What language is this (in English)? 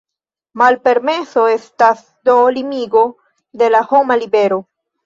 Esperanto